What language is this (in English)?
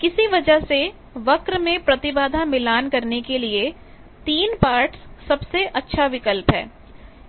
Hindi